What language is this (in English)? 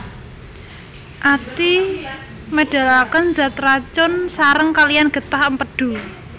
Javanese